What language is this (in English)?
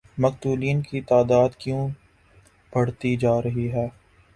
Urdu